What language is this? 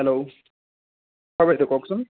Assamese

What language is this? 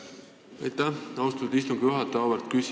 Estonian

